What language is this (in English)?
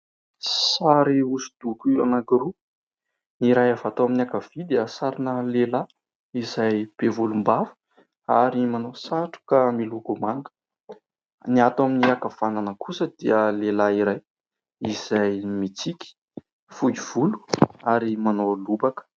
Malagasy